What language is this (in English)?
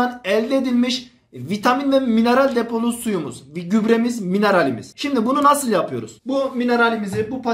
Turkish